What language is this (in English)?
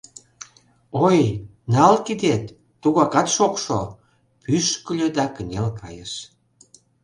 Mari